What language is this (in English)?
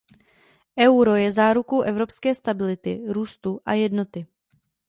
Czech